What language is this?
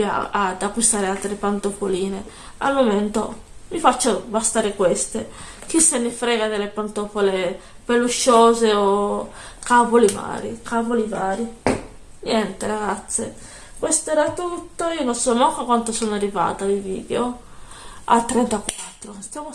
Italian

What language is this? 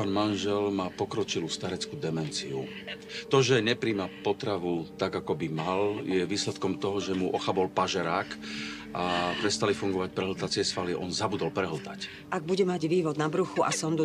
Slovak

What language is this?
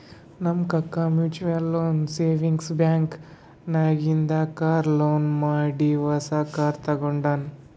Kannada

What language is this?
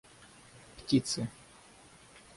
Russian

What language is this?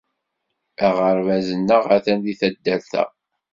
Kabyle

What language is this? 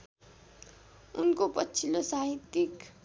Nepali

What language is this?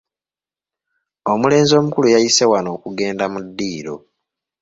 Ganda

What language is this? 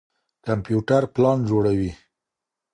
Pashto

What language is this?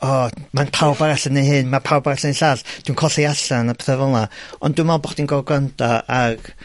Welsh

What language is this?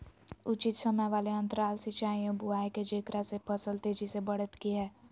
Magahi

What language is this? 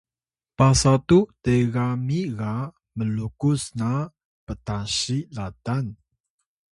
Atayal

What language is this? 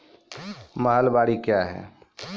Maithili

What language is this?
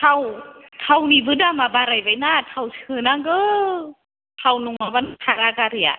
Bodo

